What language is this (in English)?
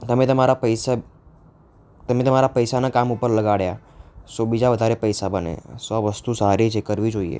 Gujarati